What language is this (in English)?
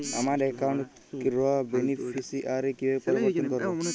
Bangla